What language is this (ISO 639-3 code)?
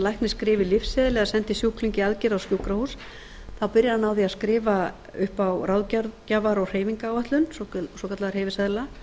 isl